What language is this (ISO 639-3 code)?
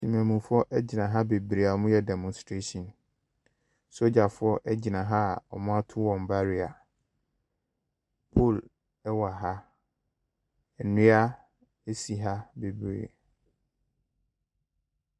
aka